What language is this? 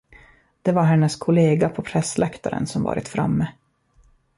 Swedish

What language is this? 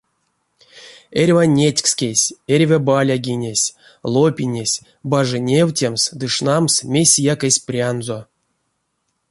Erzya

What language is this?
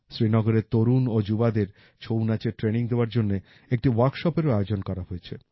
Bangla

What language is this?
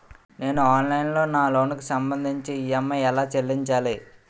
Telugu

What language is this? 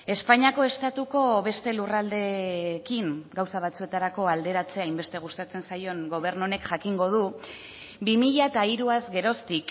Basque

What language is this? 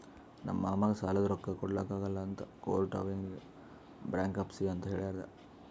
Kannada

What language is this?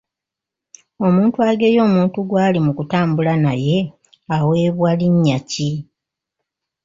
Ganda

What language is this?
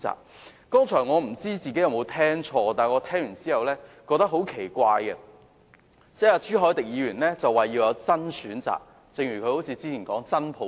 Cantonese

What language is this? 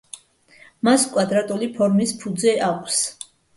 Georgian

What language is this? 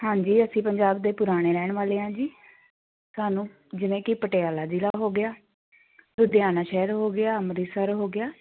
Punjabi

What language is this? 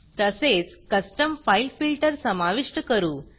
Marathi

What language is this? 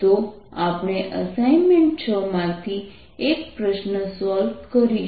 Gujarati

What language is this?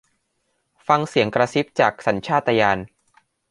Thai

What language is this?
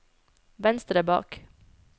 Norwegian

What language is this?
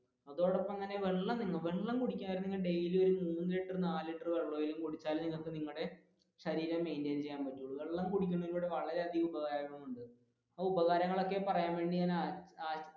Malayalam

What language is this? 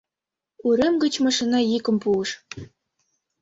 Mari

